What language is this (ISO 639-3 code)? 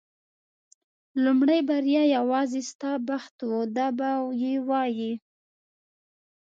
pus